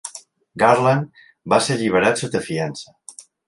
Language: Catalan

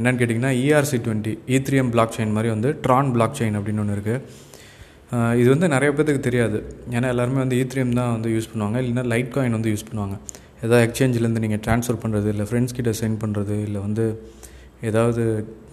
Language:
Tamil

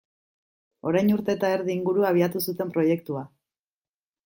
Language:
Basque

